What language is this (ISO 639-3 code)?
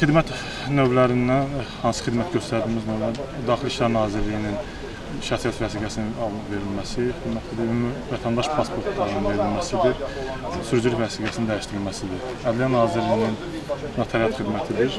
tur